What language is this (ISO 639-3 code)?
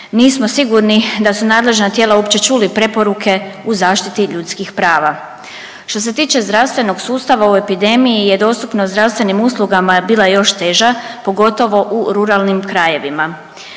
hrv